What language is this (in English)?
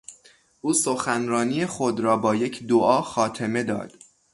Persian